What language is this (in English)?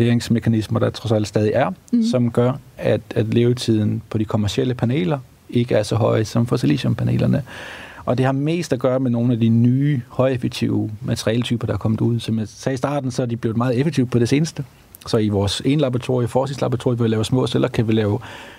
Danish